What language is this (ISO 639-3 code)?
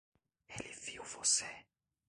por